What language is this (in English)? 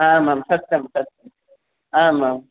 Sanskrit